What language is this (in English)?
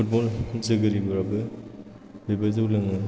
Bodo